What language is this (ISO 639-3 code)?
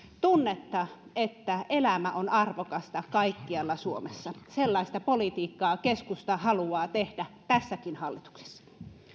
fin